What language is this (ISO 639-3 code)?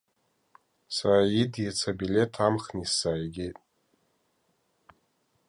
abk